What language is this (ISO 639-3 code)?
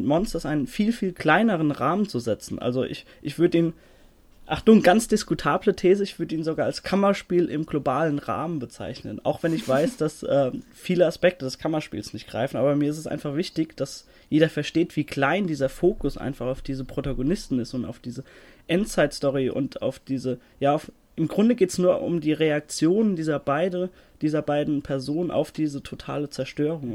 deu